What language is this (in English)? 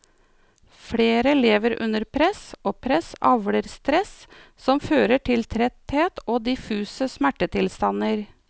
Norwegian